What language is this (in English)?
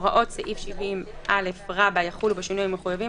Hebrew